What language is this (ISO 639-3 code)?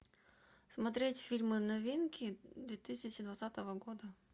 rus